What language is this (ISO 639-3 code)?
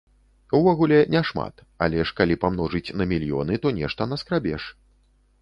bel